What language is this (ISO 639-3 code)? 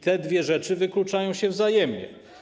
pol